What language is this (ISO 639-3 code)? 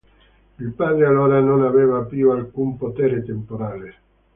ita